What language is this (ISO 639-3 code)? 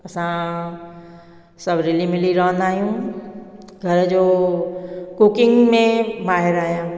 snd